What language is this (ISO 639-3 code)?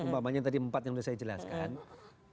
ind